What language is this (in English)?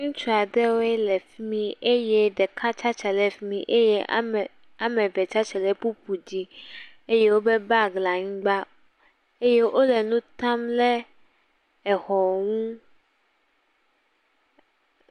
Ewe